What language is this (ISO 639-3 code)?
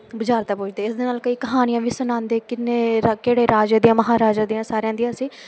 pan